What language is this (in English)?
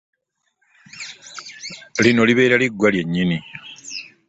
Ganda